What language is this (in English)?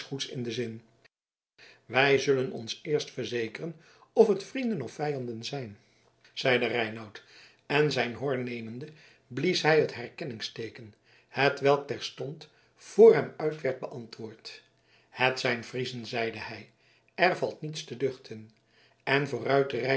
Dutch